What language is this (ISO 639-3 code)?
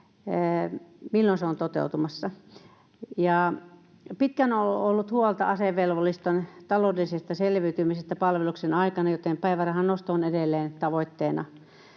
fin